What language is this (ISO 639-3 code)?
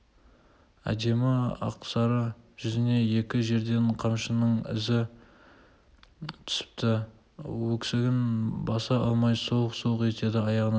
kaz